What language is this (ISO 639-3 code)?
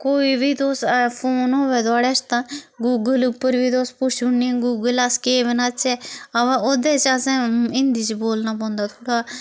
doi